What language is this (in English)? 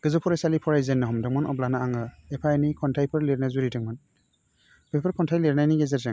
Bodo